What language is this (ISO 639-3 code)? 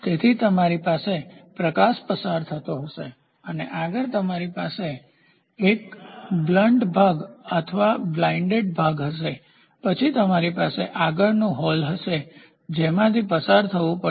guj